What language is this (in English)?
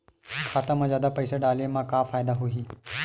Chhattisgarhi